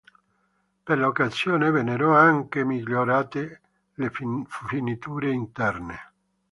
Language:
Italian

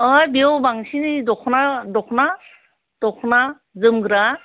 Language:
Bodo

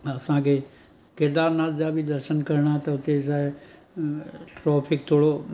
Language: Sindhi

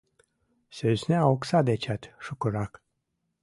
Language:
Mari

